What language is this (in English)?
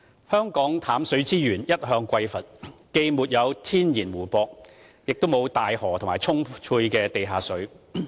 Cantonese